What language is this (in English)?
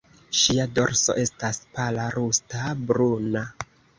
Esperanto